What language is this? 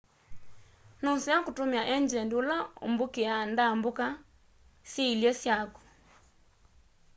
Kamba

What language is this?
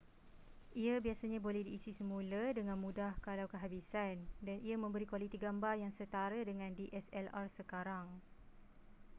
Malay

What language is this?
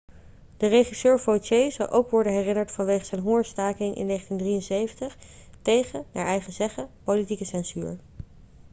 Dutch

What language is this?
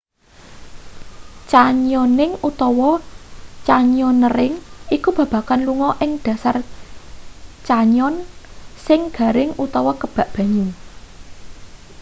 Javanese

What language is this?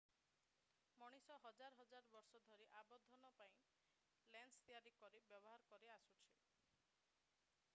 Odia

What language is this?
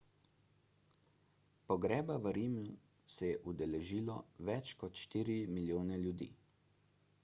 Slovenian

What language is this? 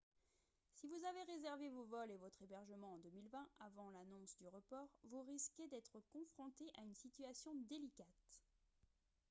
French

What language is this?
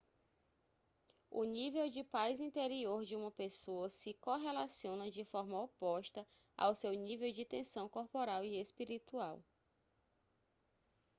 Portuguese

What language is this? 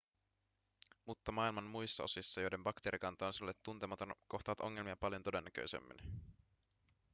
Finnish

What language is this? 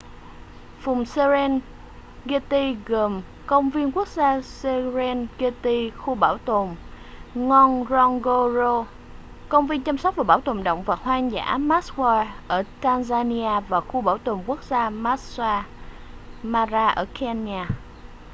Vietnamese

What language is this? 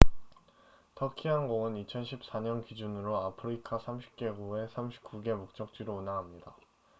Korean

